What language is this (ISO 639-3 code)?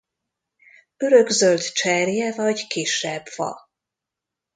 hun